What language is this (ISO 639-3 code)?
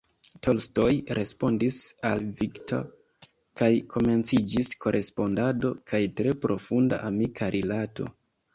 epo